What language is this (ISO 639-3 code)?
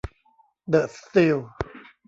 tha